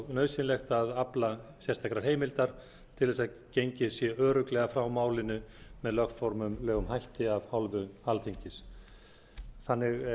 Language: Icelandic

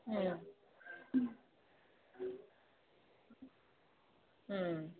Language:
Manipuri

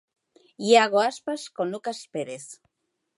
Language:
Galician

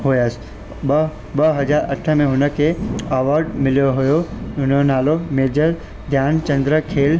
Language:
Sindhi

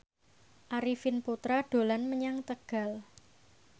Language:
Javanese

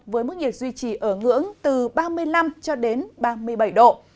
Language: Vietnamese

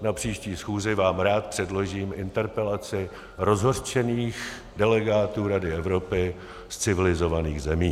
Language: Czech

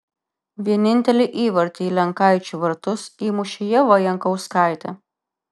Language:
Lithuanian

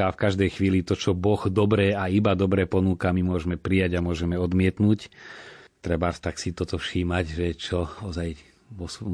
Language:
Slovak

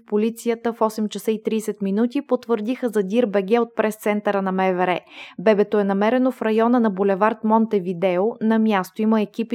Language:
Bulgarian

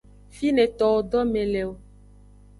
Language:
Aja (Benin)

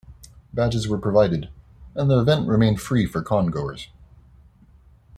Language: English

